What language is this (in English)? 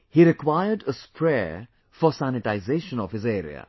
English